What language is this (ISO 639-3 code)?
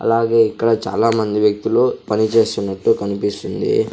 tel